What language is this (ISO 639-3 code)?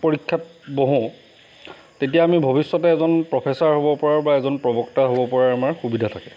asm